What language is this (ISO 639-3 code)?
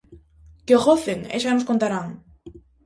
glg